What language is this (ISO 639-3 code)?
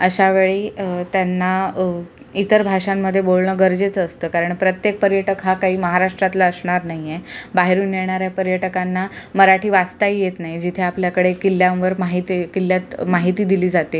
mar